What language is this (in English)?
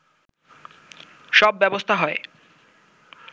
Bangla